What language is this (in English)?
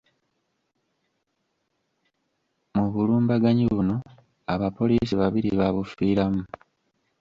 Ganda